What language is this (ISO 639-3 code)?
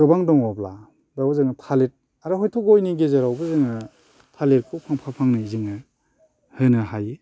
brx